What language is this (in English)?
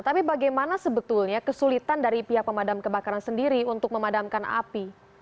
Indonesian